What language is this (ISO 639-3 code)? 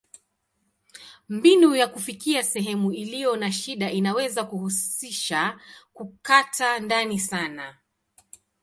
swa